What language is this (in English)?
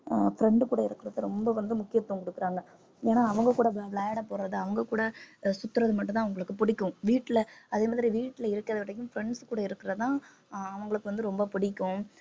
Tamil